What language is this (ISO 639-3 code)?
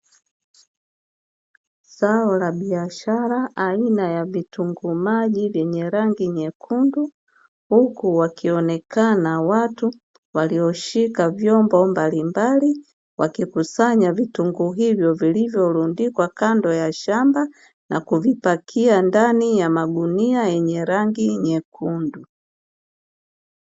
swa